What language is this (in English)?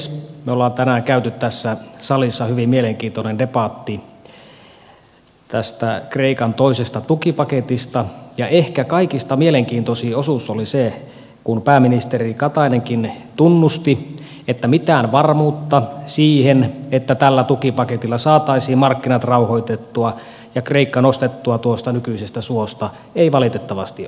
Finnish